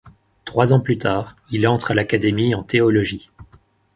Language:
French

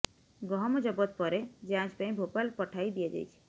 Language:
Odia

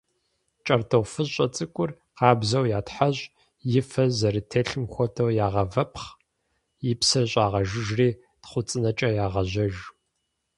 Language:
Kabardian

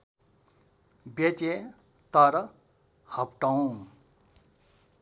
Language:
Nepali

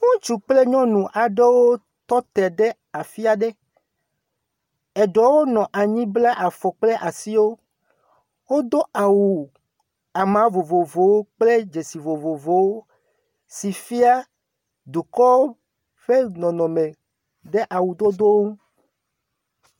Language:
Ewe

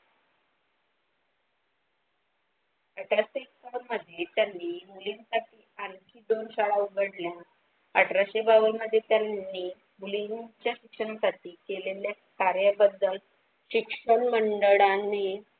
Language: Marathi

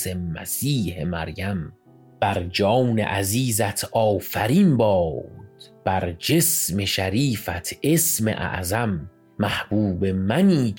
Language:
Persian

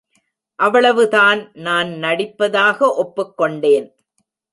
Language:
Tamil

